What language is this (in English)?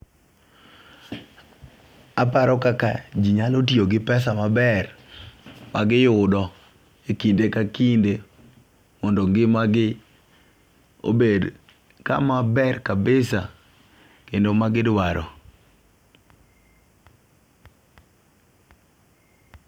Luo (Kenya and Tanzania)